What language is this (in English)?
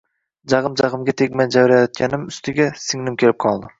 Uzbek